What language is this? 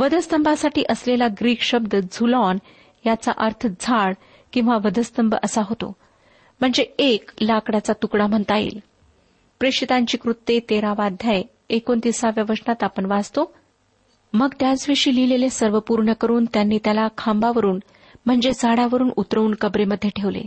Marathi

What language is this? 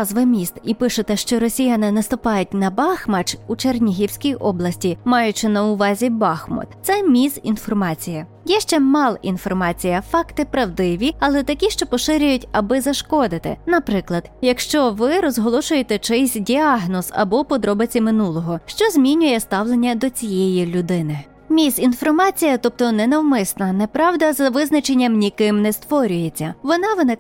Ukrainian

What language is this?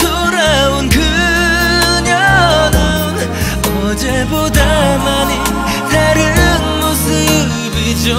Korean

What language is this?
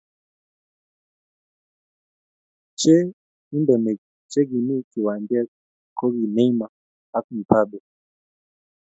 Kalenjin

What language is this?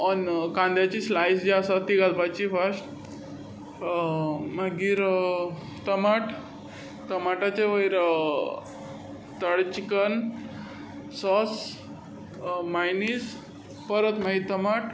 Konkani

